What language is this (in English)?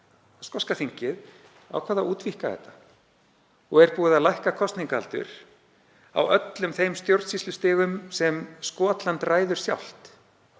Icelandic